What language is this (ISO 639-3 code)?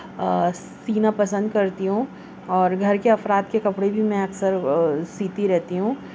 urd